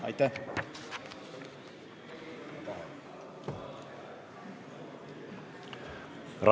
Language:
Estonian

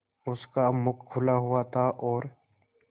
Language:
Hindi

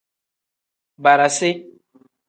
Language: Tem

